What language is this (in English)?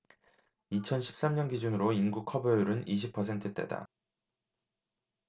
Korean